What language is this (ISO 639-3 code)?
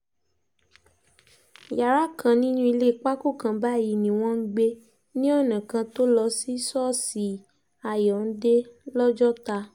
yor